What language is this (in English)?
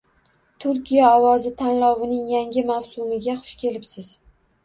Uzbek